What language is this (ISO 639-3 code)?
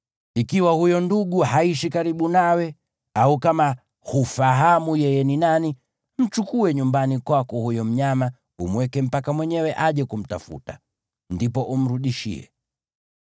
swa